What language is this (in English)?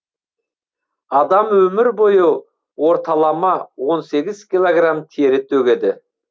Kazakh